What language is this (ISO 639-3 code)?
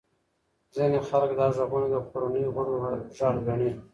pus